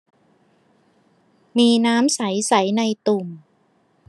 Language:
Thai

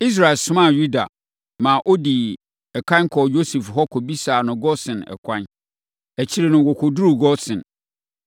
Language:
Akan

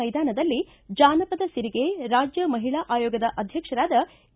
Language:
Kannada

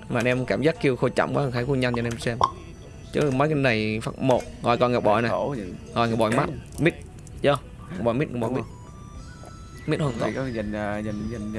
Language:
Vietnamese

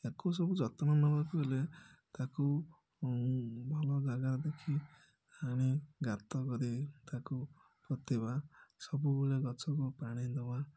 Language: Odia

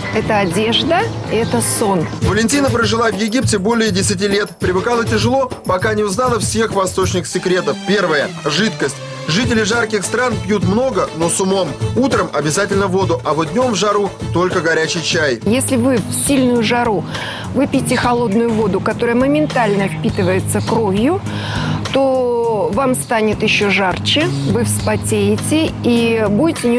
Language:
Russian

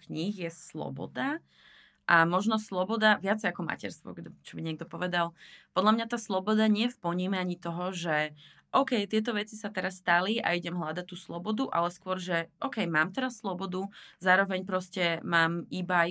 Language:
Slovak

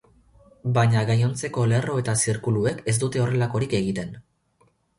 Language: Basque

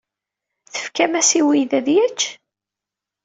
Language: Kabyle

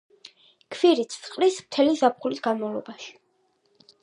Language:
Georgian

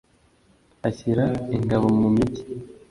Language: Kinyarwanda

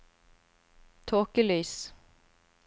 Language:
Norwegian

